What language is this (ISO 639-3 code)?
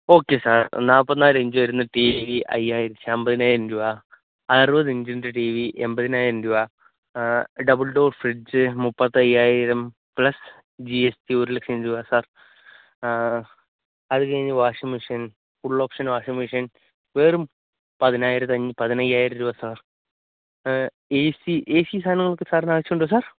mal